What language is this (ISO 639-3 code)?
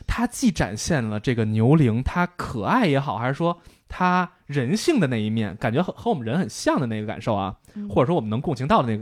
zho